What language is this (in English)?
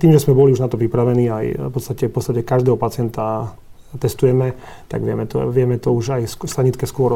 Slovak